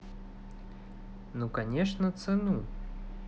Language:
Russian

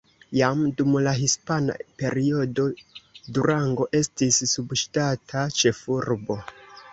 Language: Esperanto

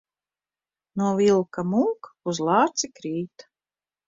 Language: Latvian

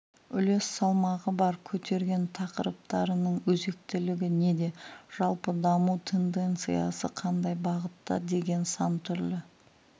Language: Kazakh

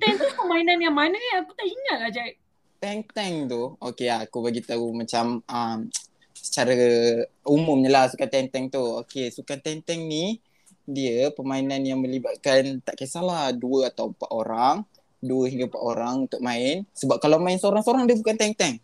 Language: Malay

